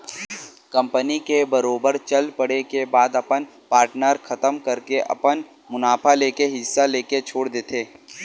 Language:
Chhattisgarhi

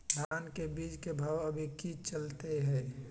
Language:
Magahi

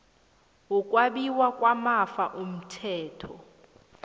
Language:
South Ndebele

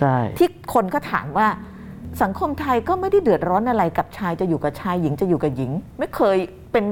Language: Thai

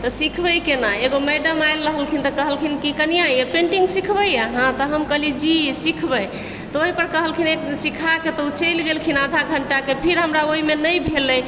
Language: Maithili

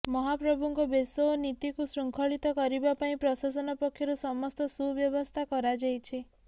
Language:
Odia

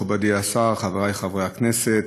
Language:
Hebrew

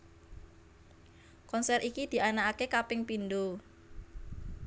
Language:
Javanese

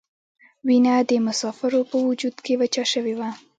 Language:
Pashto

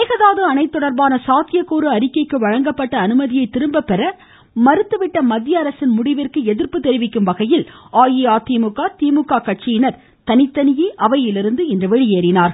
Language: Tamil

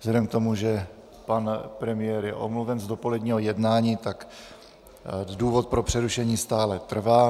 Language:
Czech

